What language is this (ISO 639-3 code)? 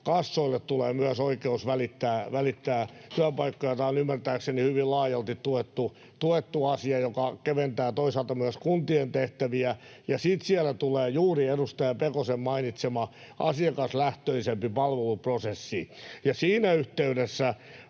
fin